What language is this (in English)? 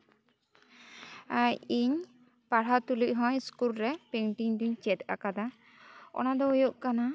Santali